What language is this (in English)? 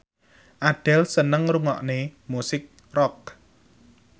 Javanese